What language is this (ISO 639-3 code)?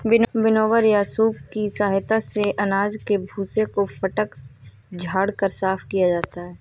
hin